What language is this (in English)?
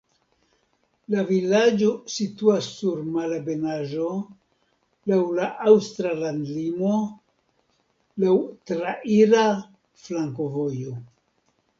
Esperanto